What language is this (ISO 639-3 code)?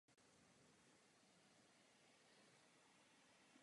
ces